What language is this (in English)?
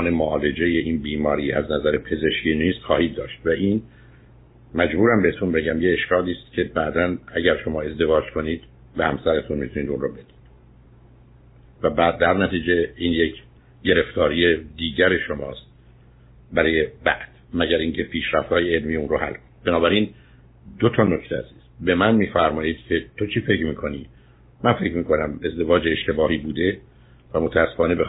Persian